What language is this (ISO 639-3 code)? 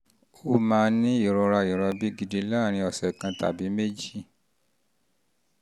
yor